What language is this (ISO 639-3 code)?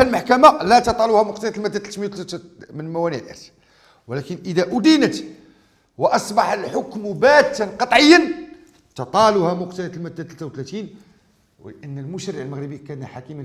ara